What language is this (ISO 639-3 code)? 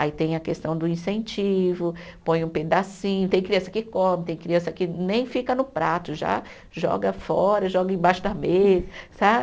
por